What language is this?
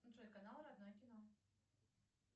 Russian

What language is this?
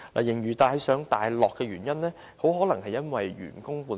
Cantonese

